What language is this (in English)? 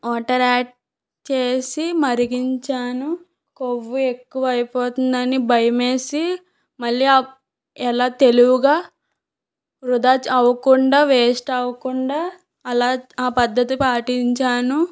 Telugu